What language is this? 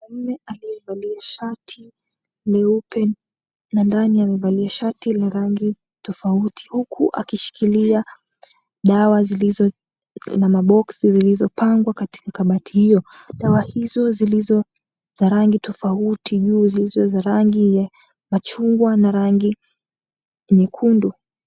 Swahili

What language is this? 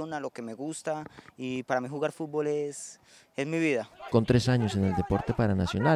Spanish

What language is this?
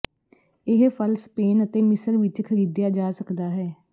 Punjabi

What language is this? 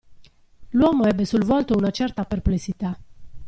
Italian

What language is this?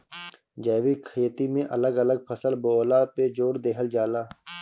Bhojpuri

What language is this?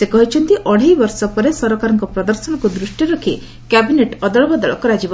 Odia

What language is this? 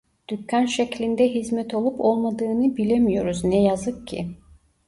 Turkish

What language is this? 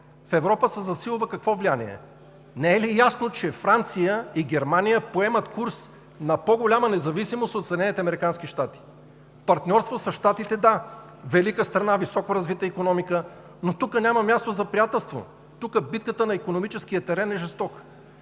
Bulgarian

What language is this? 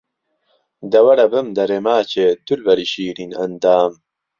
Central Kurdish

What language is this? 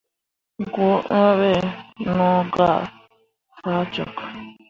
Mundang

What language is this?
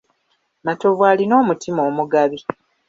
Ganda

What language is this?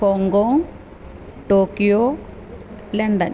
Malayalam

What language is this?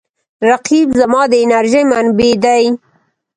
Pashto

